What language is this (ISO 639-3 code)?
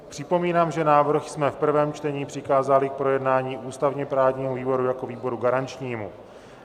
ces